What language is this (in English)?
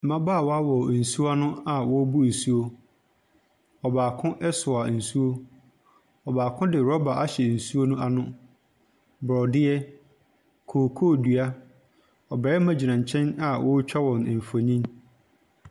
Akan